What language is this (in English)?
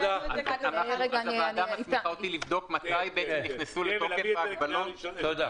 Hebrew